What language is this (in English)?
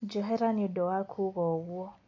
Kikuyu